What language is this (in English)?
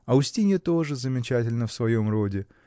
Russian